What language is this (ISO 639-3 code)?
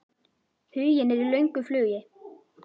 isl